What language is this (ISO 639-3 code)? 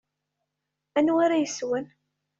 kab